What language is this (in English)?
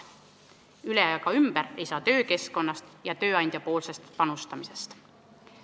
Estonian